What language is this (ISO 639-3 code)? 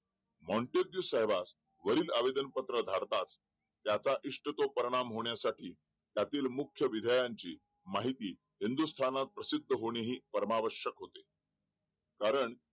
mar